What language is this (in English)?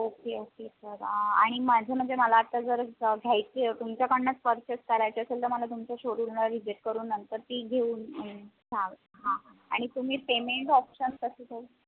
Marathi